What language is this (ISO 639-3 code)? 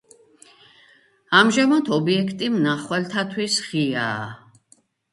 kat